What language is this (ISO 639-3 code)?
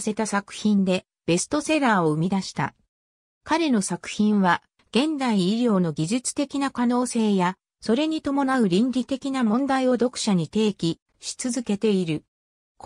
jpn